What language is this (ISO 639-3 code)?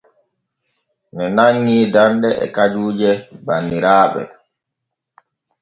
fue